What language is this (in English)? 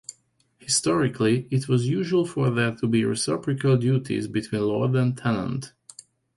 English